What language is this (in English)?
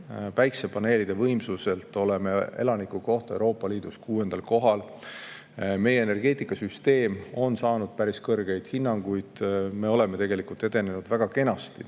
Estonian